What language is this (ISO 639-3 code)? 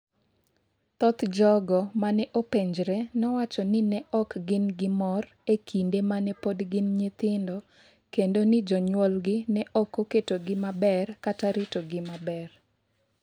luo